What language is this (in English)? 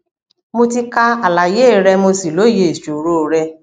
Yoruba